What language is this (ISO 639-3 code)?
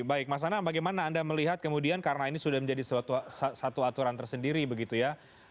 ind